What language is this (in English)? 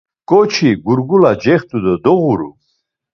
Laz